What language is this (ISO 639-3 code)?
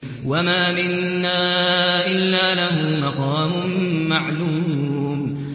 ara